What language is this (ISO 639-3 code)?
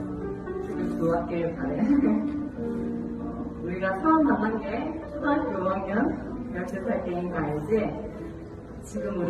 kor